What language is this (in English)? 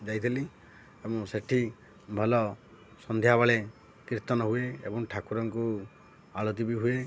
Odia